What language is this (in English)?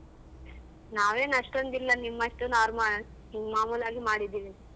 Kannada